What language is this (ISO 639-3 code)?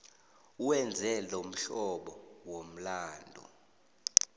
nbl